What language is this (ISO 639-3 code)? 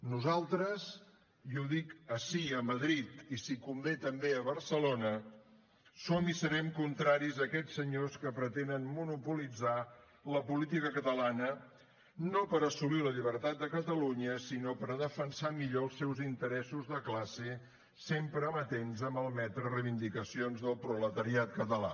cat